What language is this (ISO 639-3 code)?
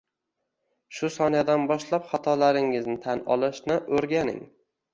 uzb